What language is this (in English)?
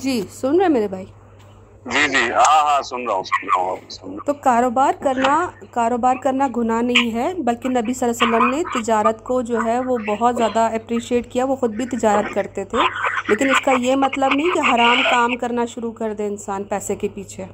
Urdu